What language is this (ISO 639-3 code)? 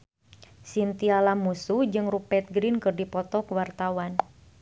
sun